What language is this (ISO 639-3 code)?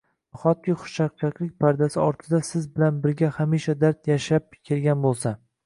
uzb